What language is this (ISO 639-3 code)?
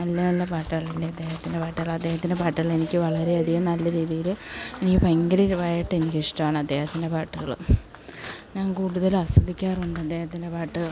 mal